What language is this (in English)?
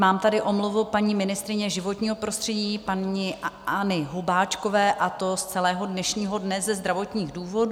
Czech